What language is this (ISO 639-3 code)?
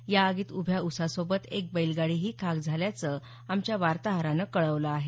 mar